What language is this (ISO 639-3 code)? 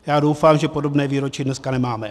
ces